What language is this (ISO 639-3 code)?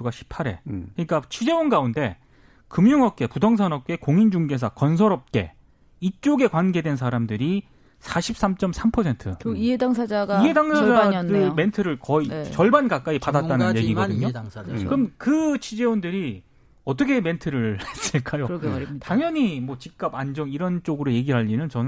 kor